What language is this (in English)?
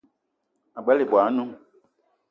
Eton (Cameroon)